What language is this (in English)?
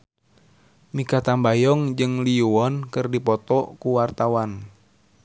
Sundanese